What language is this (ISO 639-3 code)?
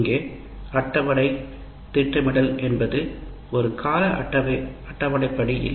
tam